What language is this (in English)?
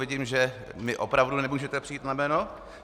Czech